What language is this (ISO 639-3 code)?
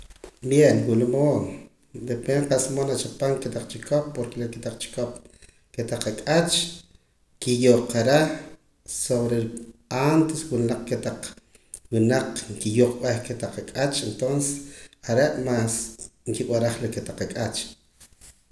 poc